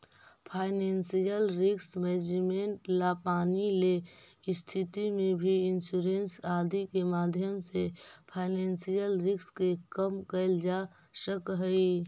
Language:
Magahi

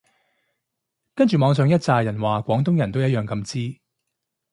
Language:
Cantonese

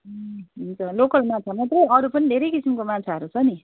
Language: Nepali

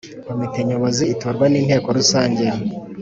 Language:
Kinyarwanda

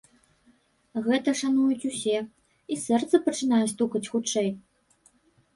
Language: Belarusian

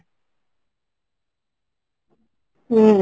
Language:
Odia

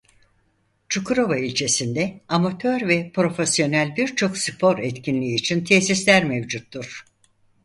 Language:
Turkish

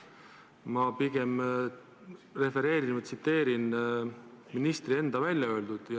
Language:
Estonian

